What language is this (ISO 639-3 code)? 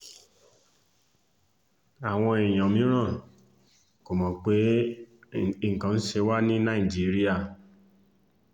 yor